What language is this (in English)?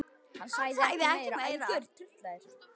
Icelandic